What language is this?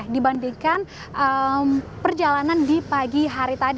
Indonesian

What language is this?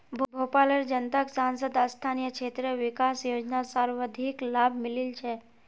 Magahi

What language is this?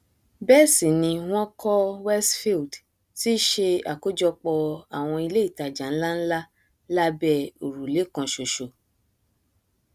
Yoruba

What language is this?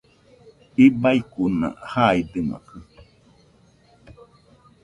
Nüpode Huitoto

